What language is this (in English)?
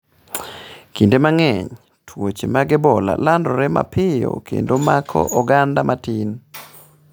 Luo (Kenya and Tanzania)